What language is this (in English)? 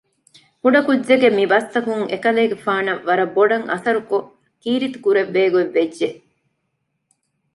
Divehi